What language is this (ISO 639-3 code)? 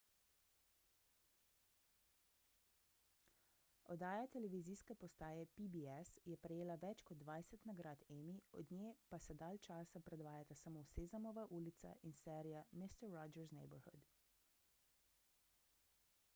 slv